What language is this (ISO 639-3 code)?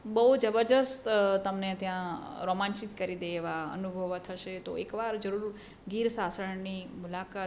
guj